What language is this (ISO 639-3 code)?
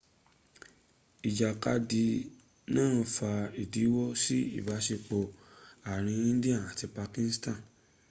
yor